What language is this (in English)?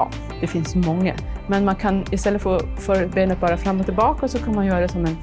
Swedish